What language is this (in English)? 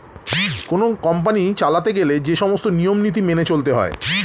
Bangla